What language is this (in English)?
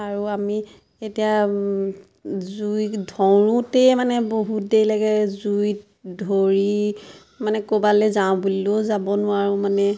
Assamese